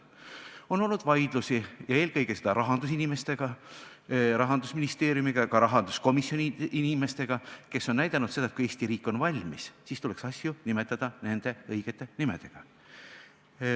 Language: Estonian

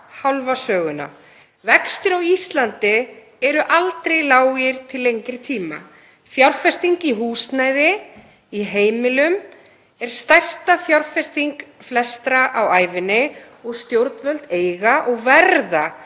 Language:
Icelandic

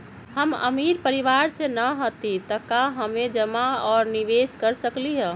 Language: Magahi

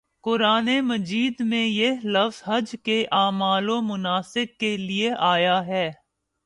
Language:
Urdu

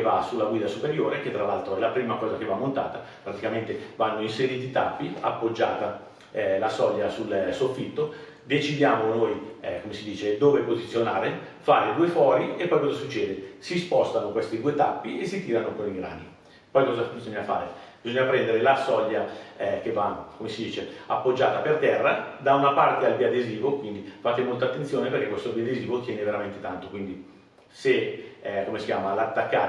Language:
Italian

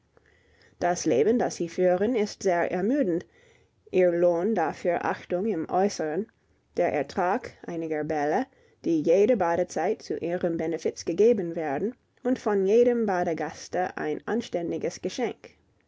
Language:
German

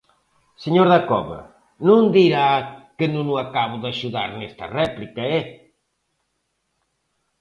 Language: Galician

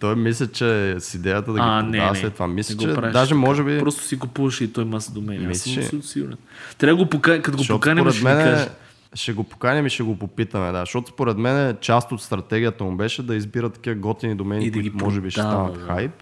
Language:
Bulgarian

